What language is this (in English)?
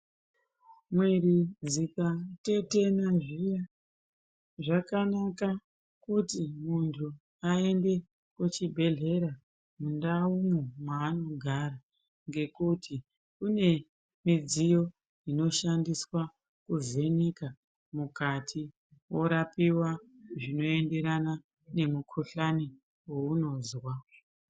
Ndau